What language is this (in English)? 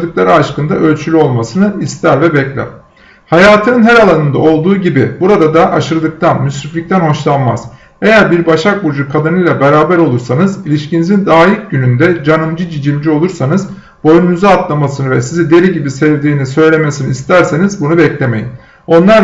Turkish